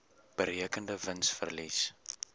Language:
Afrikaans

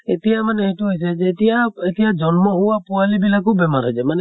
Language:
Assamese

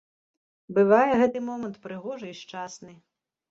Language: Belarusian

